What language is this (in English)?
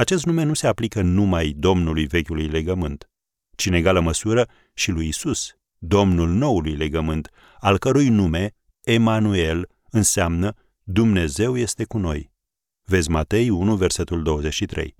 Romanian